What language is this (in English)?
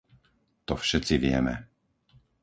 Slovak